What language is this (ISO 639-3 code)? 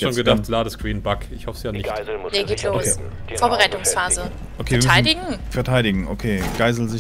deu